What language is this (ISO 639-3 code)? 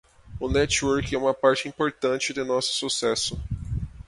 por